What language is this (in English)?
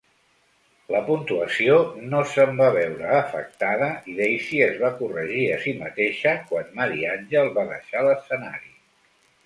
Catalan